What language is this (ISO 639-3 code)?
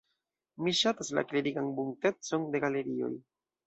epo